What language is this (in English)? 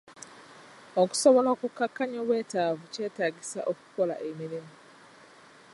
Ganda